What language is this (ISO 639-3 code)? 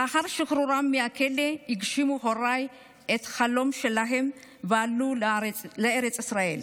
heb